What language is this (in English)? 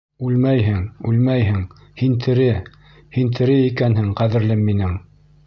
Bashkir